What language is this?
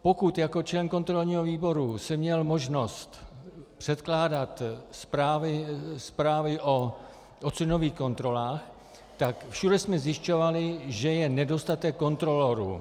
Czech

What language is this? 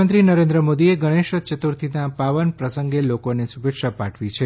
Gujarati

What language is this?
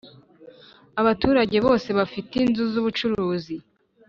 Kinyarwanda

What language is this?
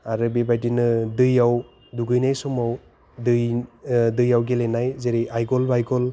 Bodo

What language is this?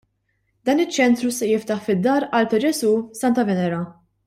Maltese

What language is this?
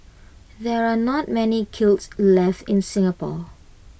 English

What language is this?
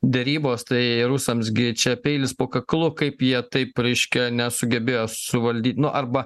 Lithuanian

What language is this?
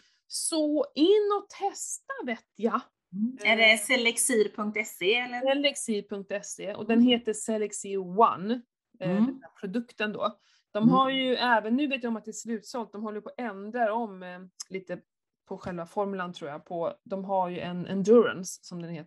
Swedish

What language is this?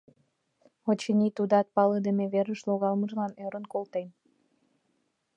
Mari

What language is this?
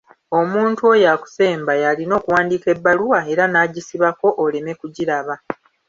Ganda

